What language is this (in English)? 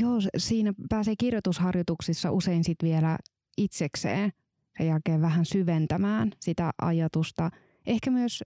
Finnish